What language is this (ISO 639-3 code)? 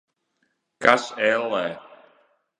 lav